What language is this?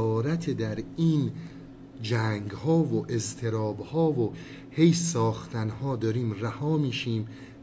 Persian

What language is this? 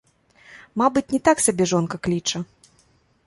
Belarusian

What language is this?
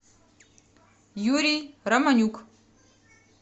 Russian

